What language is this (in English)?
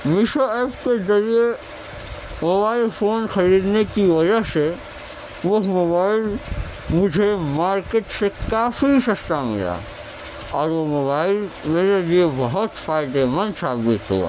Urdu